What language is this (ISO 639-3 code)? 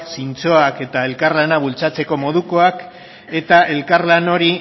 eus